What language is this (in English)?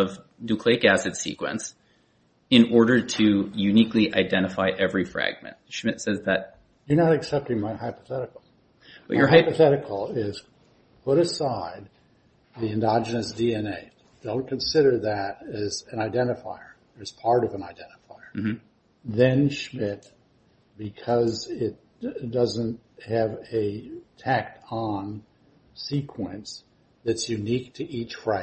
English